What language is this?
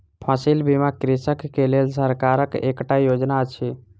Maithili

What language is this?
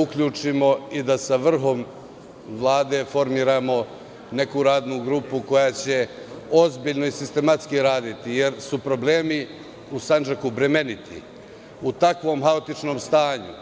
Serbian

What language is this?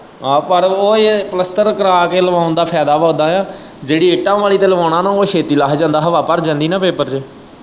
Punjabi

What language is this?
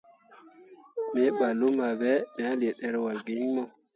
Mundang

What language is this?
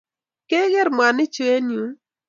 Kalenjin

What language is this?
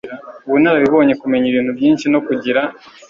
Kinyarwanda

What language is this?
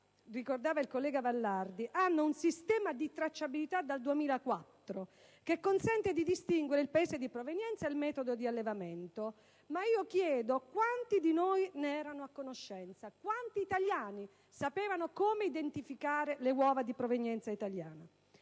Italian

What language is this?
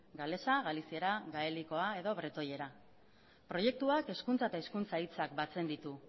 Basque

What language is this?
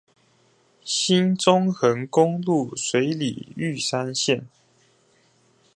Chinese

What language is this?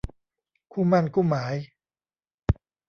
Thai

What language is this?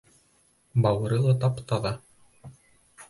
Bashkir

